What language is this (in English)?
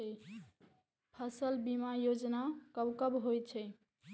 Maithili